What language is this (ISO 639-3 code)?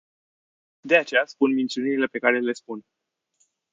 ron